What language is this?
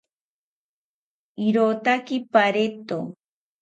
South Ucayali Ashéninka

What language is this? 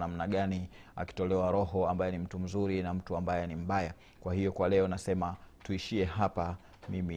Swahili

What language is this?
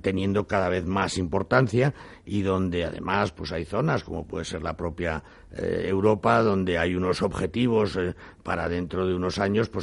Spanish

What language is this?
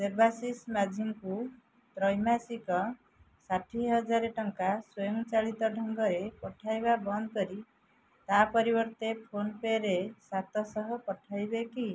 Odia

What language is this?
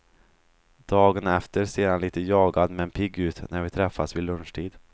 Swedish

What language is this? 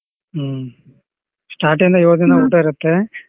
Kannada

